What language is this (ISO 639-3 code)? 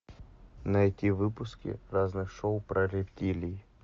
rus